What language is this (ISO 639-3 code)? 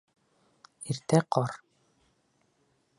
bak